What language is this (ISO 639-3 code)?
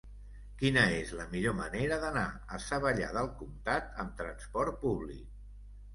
cat